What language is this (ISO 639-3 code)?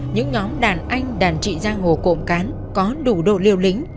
vie